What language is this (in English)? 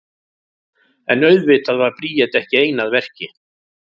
Icelandic